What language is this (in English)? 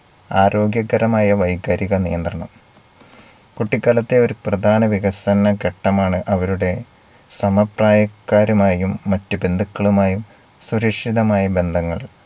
Malayalam